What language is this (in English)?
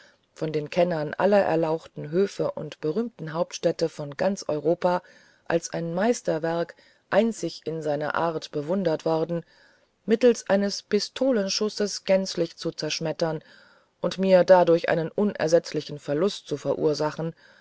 German